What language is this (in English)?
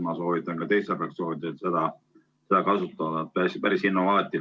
Estonian